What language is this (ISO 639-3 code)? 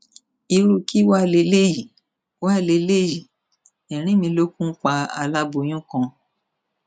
yor